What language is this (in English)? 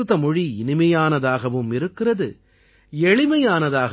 Tamil